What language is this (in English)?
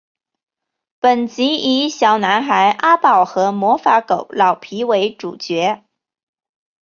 Chinese